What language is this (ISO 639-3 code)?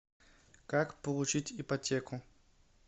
rus